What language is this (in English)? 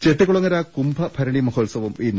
Malayalam